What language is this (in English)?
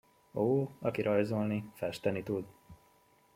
Hungarian